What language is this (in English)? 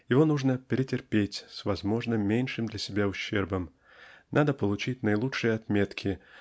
Russian